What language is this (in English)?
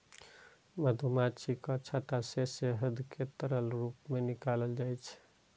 Maithili